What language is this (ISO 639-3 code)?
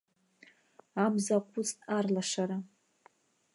abk